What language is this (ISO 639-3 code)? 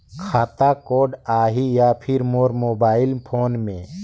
hne